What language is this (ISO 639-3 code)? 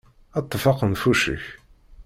kab